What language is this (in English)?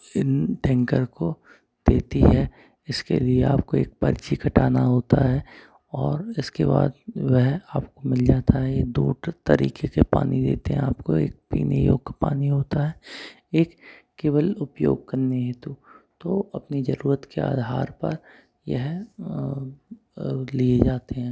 Hindi